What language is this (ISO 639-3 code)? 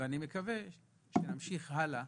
heb